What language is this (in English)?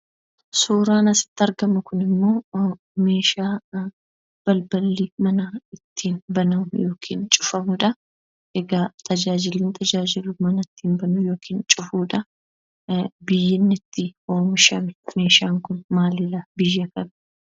Oromo